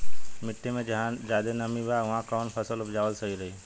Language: Bhojpuri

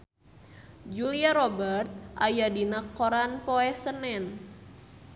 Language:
Sundanese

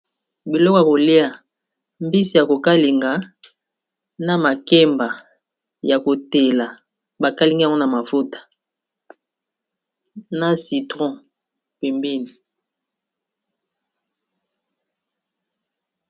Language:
Lingala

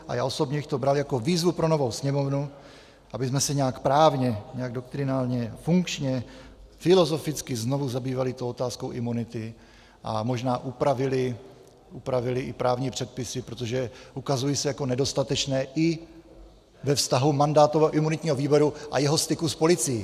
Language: Czech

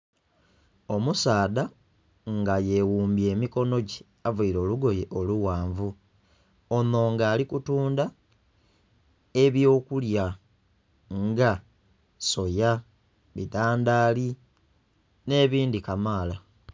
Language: Soga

